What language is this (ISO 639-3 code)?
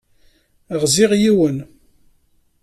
kab